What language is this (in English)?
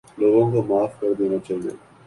Urdu